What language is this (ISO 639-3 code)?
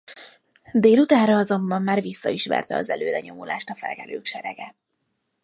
hun